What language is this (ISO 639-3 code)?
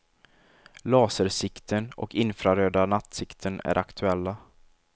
swe